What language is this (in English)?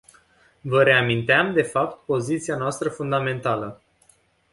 Romanian